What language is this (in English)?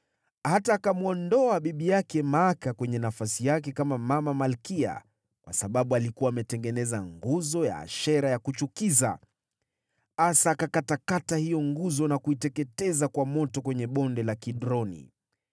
Swahili